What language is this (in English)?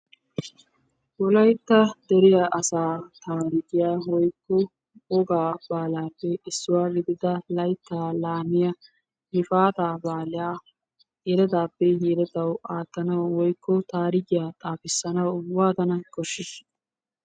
Wolaytta